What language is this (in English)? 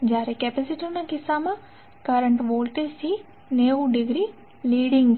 Gujarati